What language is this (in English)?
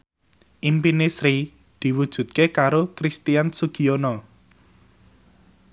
Javanese